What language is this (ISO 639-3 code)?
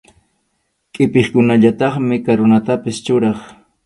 qxu